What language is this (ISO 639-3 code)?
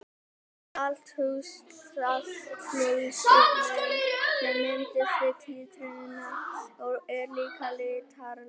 isl